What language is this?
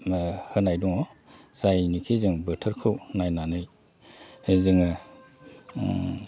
Bodo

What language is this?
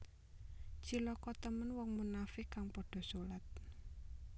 Javanese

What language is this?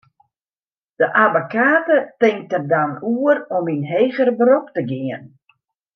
Western Frisian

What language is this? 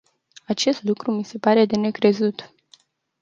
Romanian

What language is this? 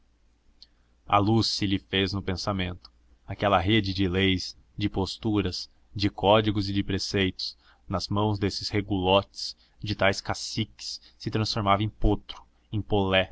Portuguese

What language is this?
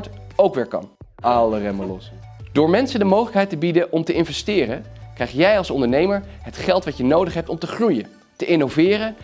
Dutch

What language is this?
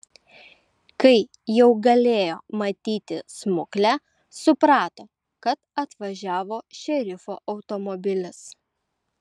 Lithuanian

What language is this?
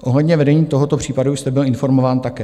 Czech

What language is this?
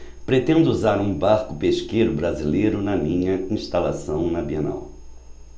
Portuguese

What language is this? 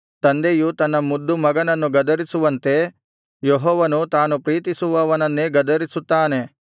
Kannada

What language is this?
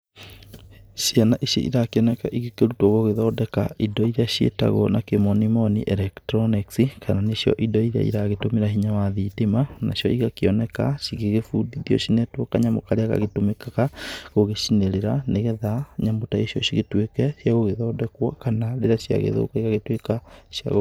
Kikuyu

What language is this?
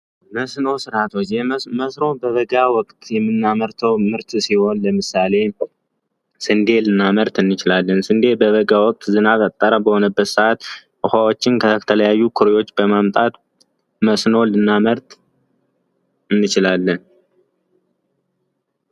Amharic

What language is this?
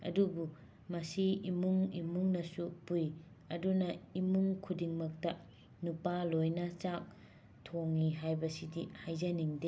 Manipuri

